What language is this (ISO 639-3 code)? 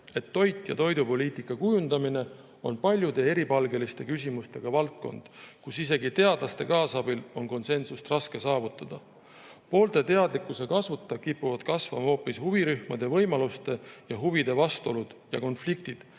est